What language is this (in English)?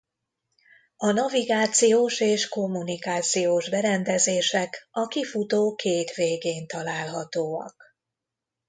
Hungarian